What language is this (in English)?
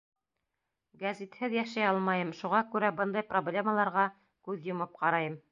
Bashkir